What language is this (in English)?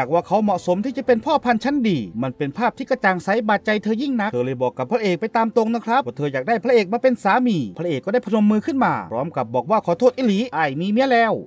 Thai